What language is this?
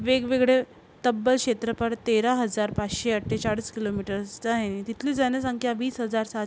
Marathi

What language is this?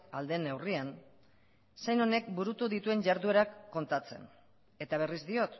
Basque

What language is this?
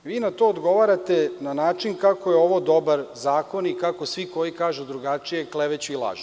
Serbian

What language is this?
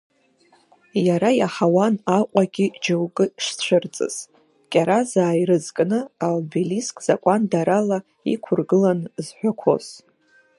Abkhazian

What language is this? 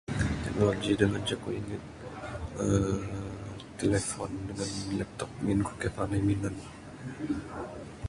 Bukar-Sadung Bidayuh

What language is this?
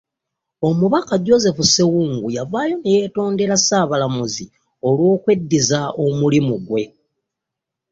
Ganda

